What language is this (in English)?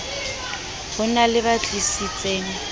Southern Sotho